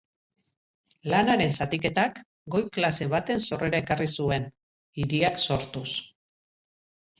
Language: Basque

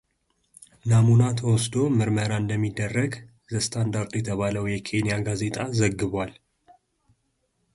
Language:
Amharic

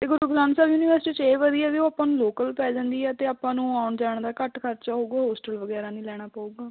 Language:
Punjabi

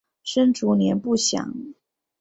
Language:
Chinese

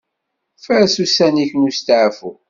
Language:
Kabyle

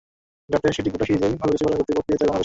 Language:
Bangla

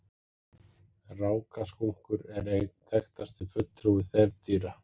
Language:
Icelandic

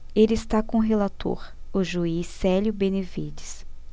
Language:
Portuguese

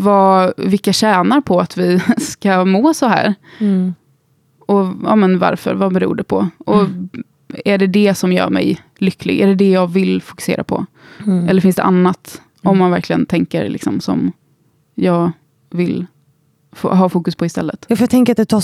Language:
Swedish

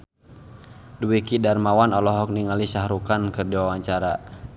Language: Sundanese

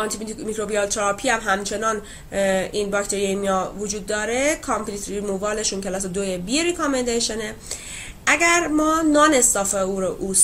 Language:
Persian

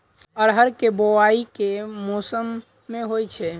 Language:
Maithili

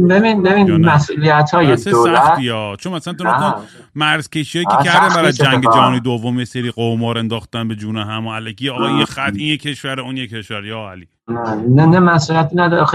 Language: Persian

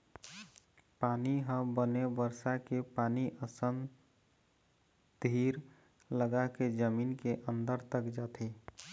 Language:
Chhattisgarhi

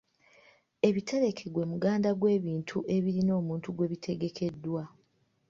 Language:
Ganda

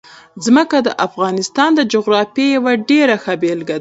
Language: Pashto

